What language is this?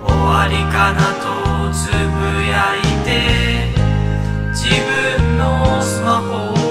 Japanese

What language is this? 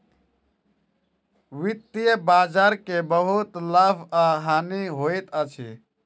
Maithili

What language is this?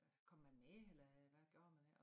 Danish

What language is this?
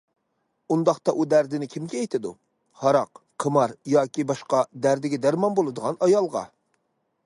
Uyghur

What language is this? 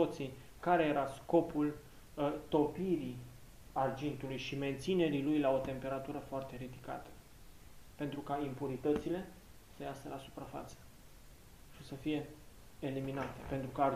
Romanian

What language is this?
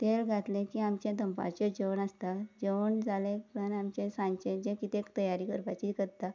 Konkani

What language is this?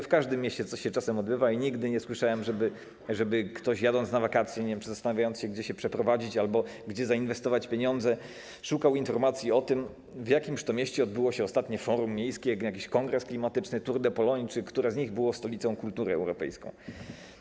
Polish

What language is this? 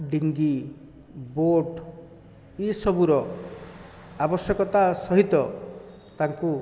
Odia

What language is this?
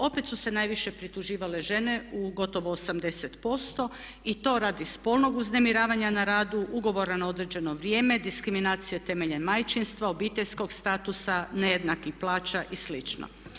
Croatian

